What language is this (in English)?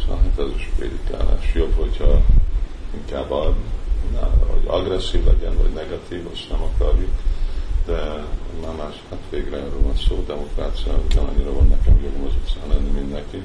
Hungarian